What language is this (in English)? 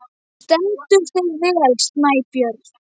Icelandic